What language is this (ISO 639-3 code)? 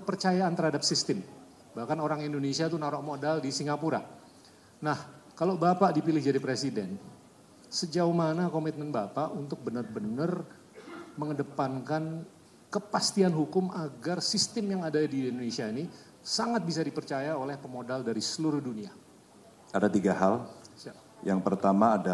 ind